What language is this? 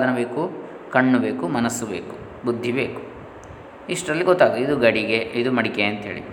Kannada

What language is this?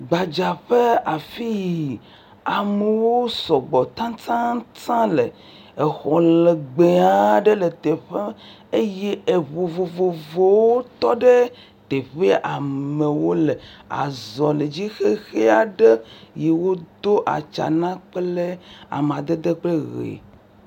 Ewe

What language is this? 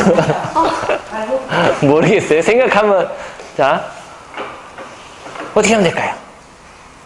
Korean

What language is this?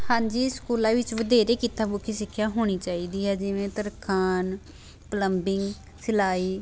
Punjabi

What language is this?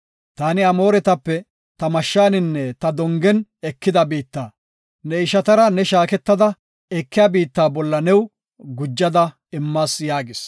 Gofa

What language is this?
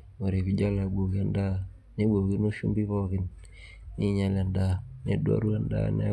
Masai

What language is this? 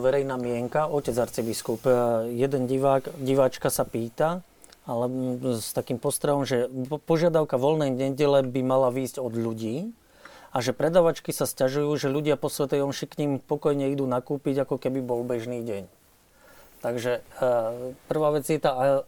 Slovak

